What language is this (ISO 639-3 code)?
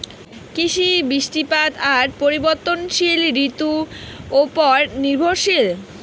ben